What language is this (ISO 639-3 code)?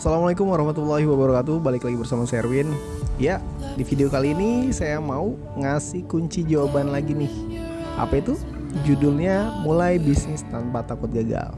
ind